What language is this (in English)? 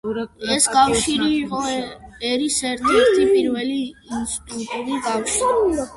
Georgian